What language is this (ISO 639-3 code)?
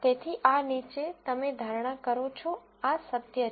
guj